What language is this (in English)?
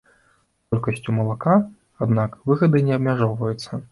Belarusian